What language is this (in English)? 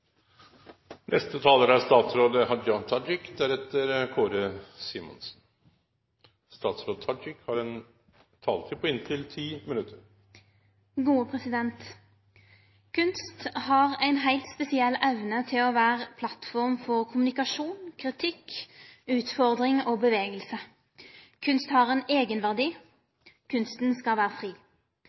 Norwegian